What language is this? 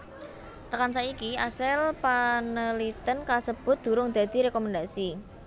Javanese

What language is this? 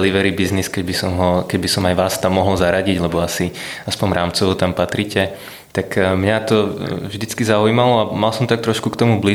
Slovak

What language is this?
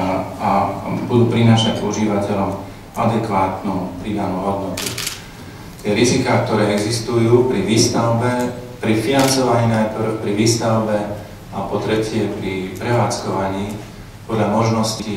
Slovak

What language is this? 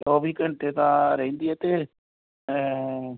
Punjabi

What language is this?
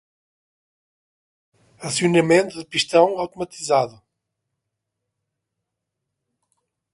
Portuguese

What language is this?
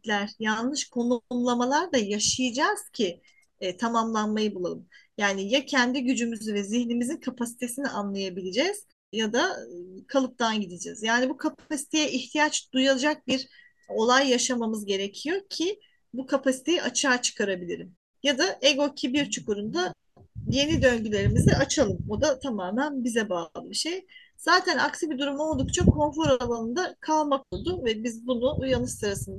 Turkish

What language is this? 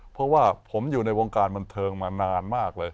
Thai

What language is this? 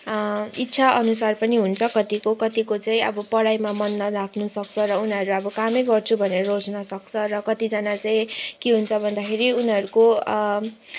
Nepali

